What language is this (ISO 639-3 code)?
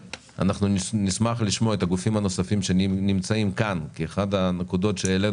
heb